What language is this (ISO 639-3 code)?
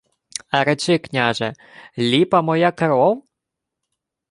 ukr